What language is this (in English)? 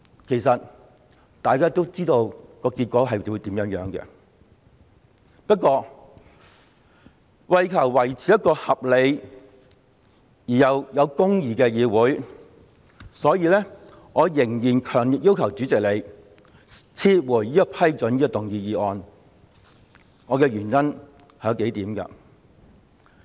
Cantonese